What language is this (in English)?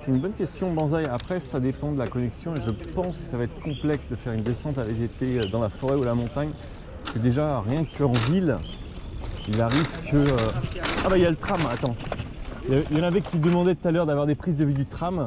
French